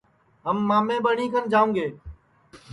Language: Sansi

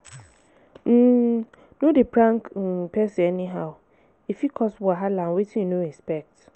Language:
Nigerian Pidgin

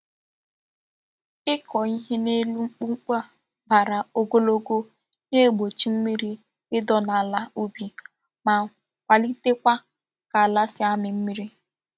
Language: Igbo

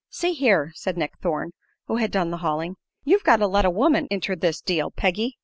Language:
English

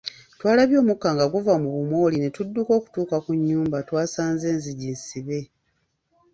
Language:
Ganda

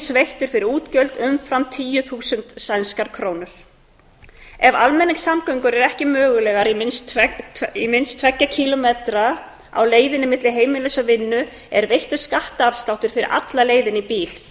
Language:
Icelandic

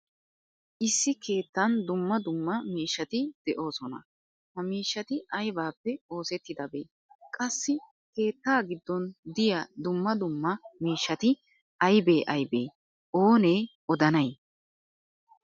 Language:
Wolaytta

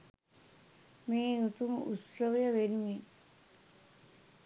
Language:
Sinhala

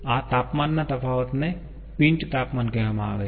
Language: Gujarati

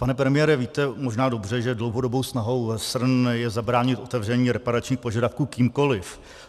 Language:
Czech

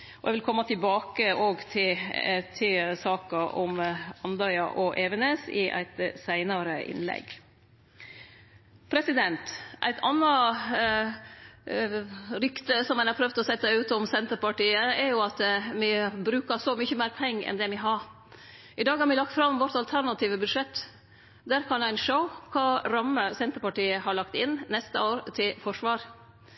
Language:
Norwegian Nynorsk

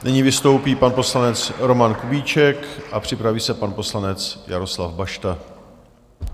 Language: Czech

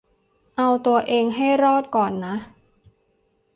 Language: Thai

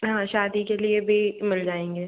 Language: Hindi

